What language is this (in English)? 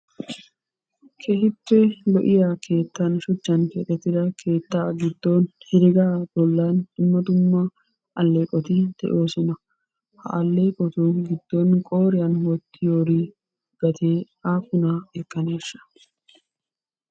Wolaytta